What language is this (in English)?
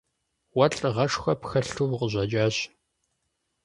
Kabardian